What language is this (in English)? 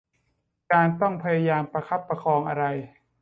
Thai